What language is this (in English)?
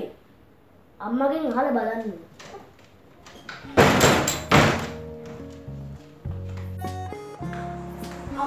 Hindi